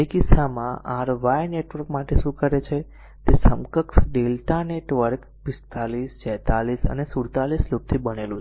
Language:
Gujarati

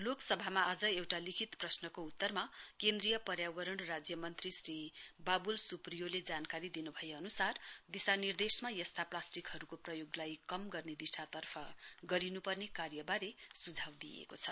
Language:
Nepali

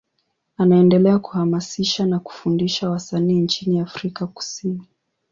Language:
Swahili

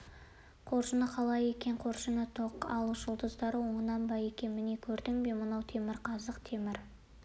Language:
Kazakh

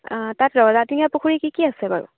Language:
Assamese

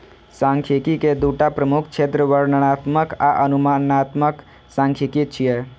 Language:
Maithili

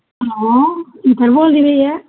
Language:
Punjabi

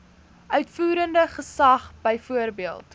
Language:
Afrikaans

